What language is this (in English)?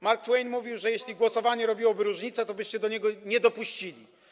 Polish